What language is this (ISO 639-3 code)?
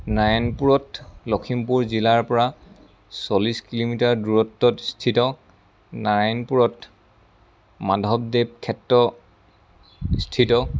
asm